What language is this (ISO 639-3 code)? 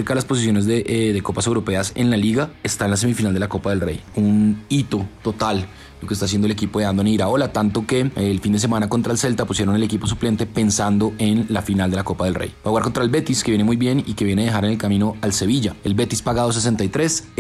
spa